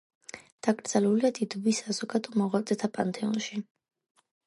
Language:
Georgian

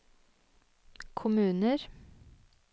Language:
Norwegian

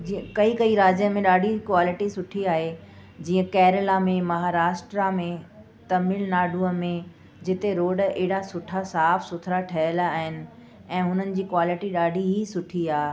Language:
Sindhi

